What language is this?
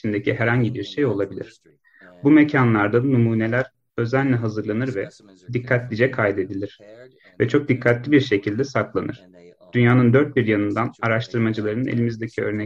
Turkish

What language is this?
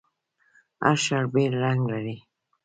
Pashto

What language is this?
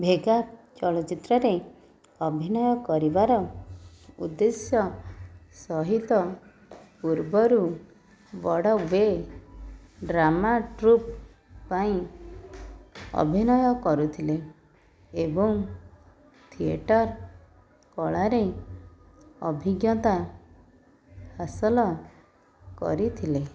Odia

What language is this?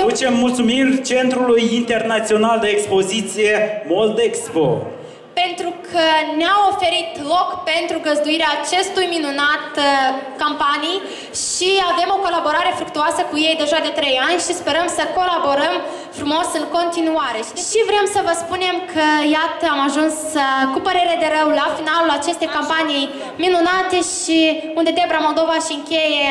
Romanian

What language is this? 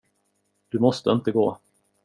Swedish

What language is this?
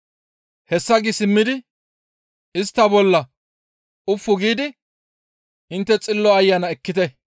Gamo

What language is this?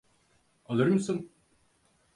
Turkish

